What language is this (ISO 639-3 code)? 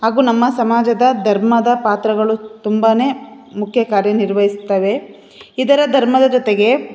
kan